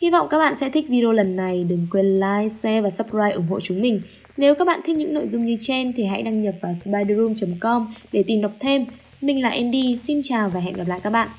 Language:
Vietnamese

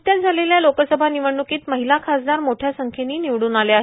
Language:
Marathi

